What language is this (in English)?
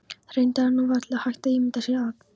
Icelandic